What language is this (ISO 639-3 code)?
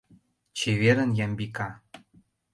chm